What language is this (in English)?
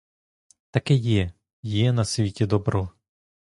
Ukrainian